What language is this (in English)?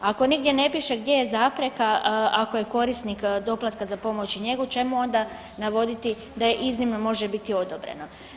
Croatian